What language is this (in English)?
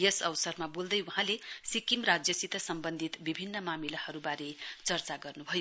Nepali